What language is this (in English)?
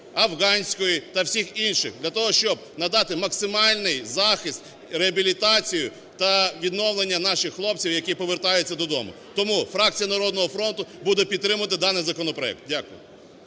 Ukrainian